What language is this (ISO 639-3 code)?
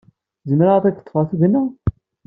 kab